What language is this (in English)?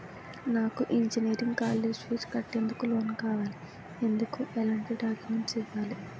Telugu